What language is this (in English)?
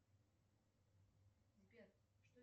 Russian